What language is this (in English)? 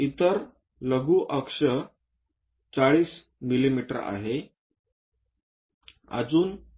Marathi